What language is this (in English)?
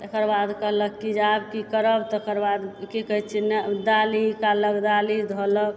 Maithili